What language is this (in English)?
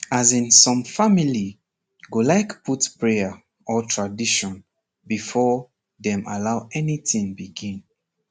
Nigerian Pidgin